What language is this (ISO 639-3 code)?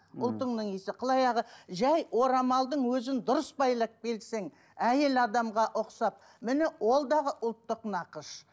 kaz